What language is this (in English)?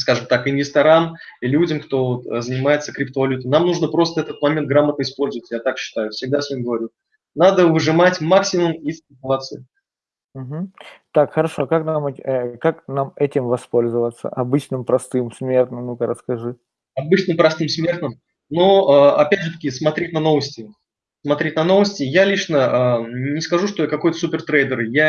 Russian